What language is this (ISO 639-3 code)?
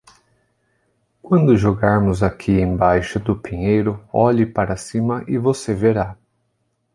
por